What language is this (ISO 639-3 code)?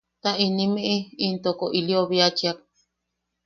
yaq